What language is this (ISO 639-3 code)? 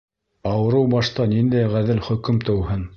bak